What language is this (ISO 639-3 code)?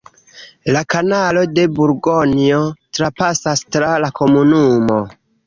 epo